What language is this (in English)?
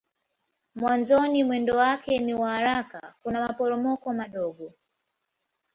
Swahili